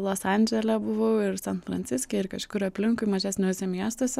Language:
Lithuanian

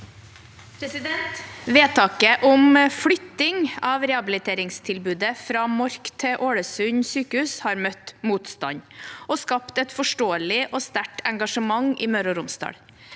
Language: Norwegian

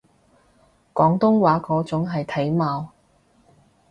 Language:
Cantonese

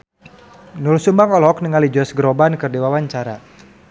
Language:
Sundanese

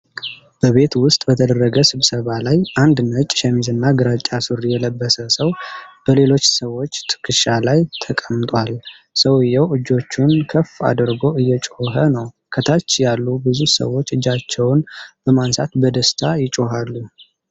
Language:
Amharic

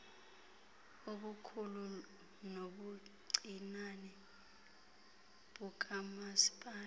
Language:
Xhosa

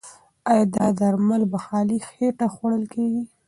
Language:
Pashto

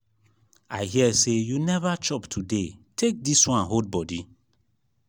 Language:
Nigerian Pidgin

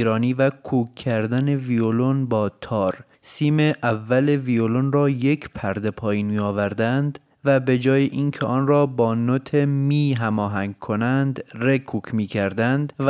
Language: Persian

